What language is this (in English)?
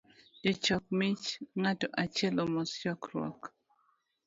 Luo (Kenya and Tanzania)